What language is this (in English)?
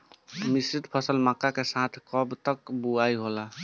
Bhojpuri